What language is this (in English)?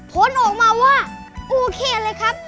Thai